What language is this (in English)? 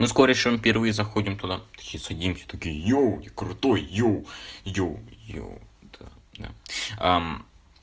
Russian